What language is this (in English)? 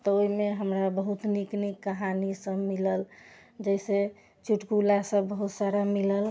Maithili